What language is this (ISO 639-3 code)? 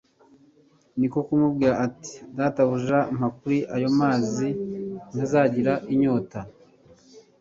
kin